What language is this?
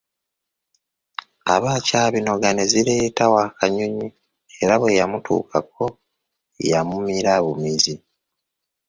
Ganda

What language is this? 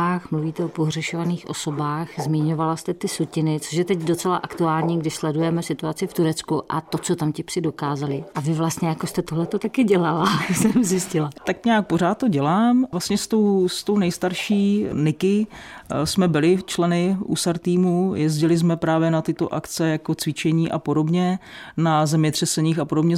Czech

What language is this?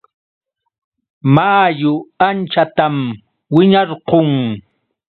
Yauyos Quechua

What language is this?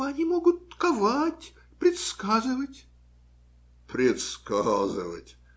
Russian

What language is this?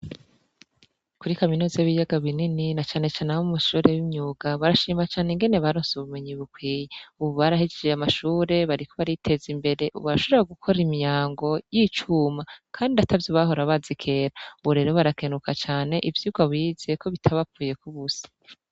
Rundi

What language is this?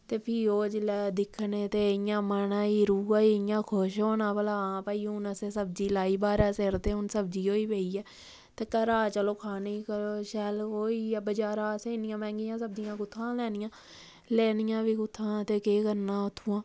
Dogri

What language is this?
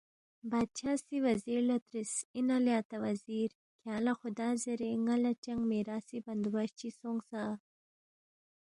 Balti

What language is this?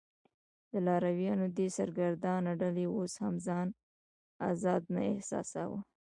Pashto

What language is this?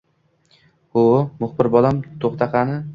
Uzbek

